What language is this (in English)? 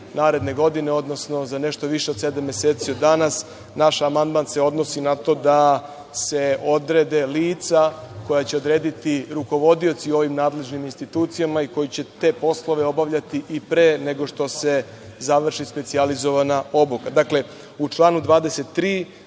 Serbian